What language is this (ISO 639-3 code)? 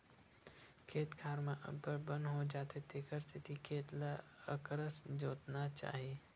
hne